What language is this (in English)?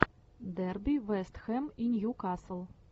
Russian